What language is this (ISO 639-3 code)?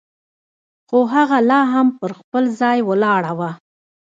pus